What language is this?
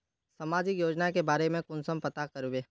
Magahi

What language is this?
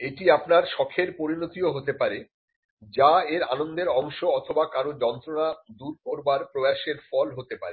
Bangla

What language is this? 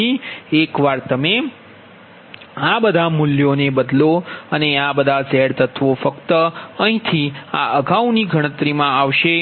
Gujarati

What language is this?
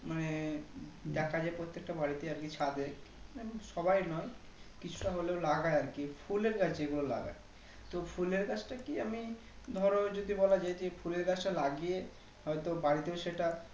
Bangla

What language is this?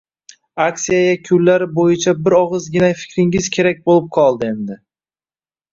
Uzbek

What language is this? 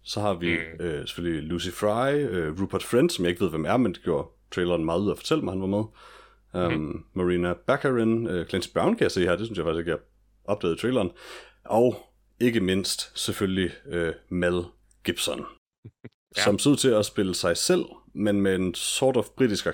Danish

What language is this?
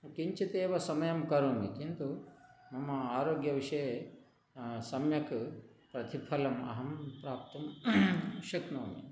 Sanskrit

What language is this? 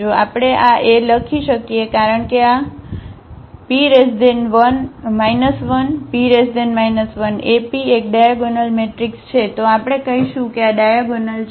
Gujarati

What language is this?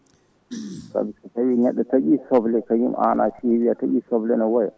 Fula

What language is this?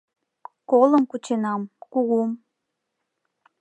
Mari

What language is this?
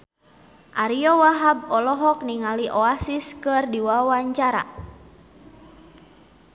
Sundanese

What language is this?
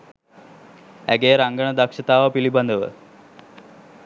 Sinhala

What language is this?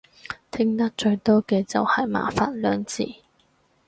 Cantonese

